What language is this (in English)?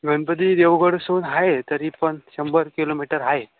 Marathi